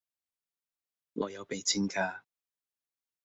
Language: Cantonese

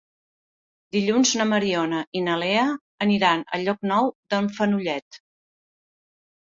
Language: Catalan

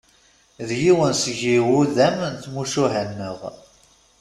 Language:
Kabyle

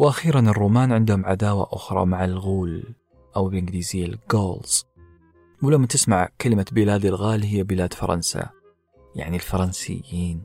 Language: Arabic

